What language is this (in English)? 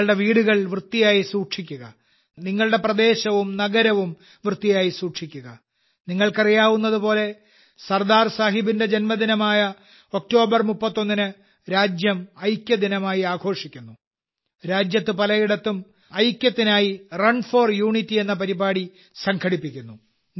Malayalam